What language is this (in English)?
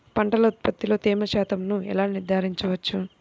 Telugu